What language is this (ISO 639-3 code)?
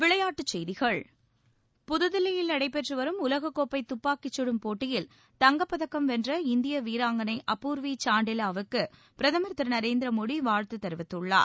tam